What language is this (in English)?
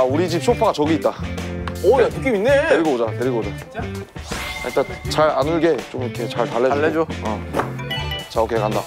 Korean